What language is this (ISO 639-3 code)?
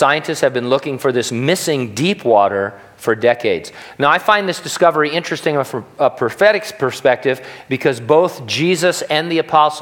eng